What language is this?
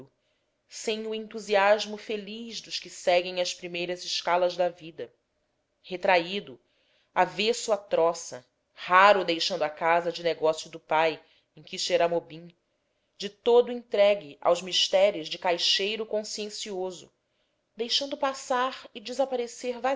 Portuguese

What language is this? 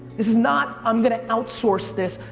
English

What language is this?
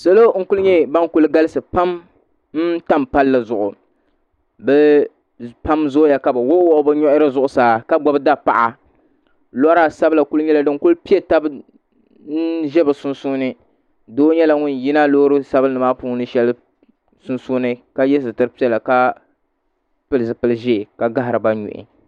Dagbani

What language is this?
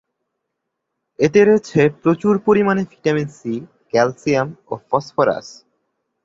Bangla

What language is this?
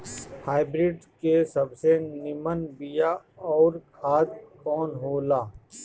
Bhojpuri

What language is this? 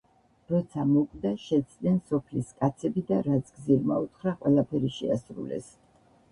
Georgian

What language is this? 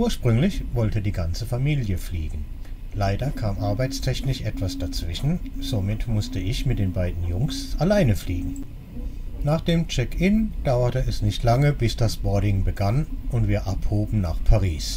German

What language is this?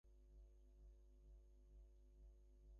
Bangla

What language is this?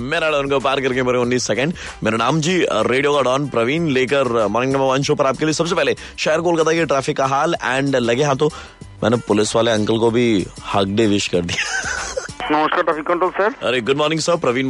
Hindi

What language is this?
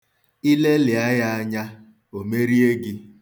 Igbo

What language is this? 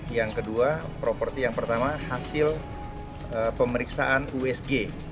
Indonesian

